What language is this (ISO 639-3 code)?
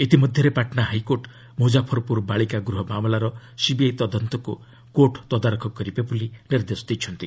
ori